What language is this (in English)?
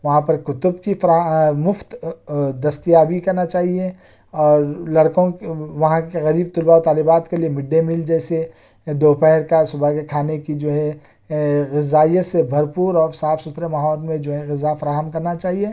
Urdu